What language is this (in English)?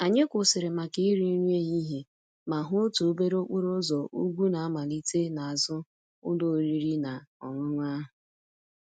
Igbo